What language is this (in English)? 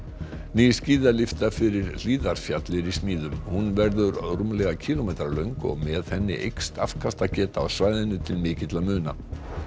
Icelandic